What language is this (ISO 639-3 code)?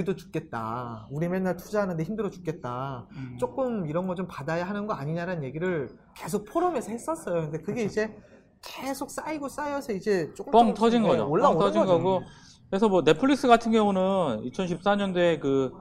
kor